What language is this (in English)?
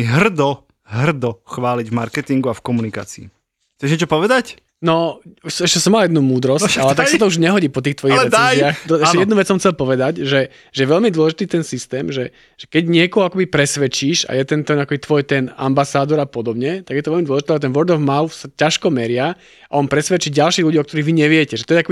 Slovak